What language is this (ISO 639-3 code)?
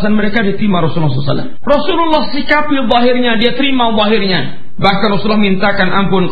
msa